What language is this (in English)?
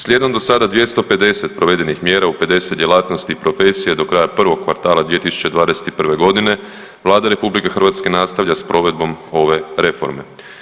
Croatian